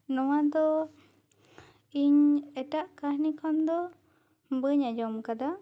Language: Santali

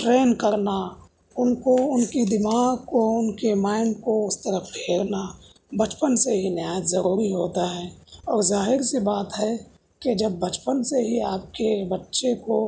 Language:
Urdu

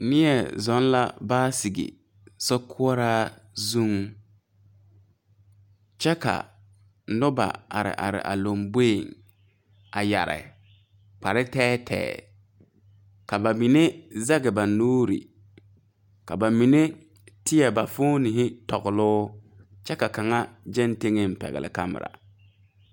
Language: Southern Dagaare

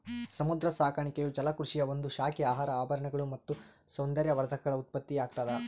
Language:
Kannada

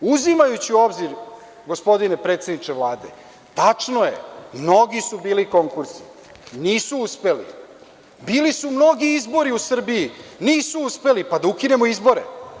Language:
Serbian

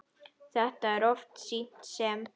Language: Icelandic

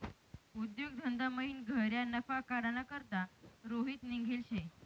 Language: Marathi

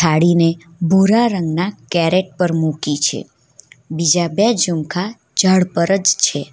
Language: Gujarati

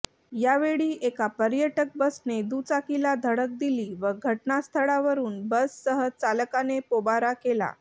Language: Marathi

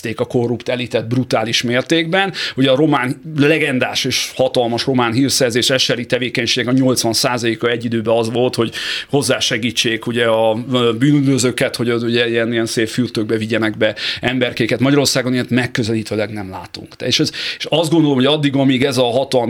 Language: Hungarian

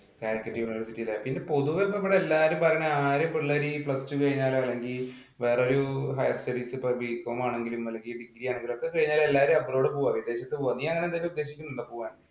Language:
Malayalam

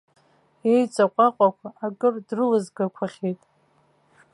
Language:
Abkhazian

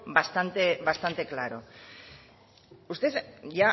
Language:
Spanish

